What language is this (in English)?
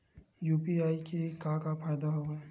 Chhattisgarhi